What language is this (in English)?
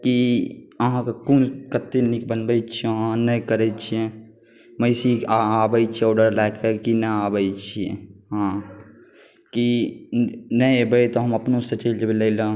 Maithili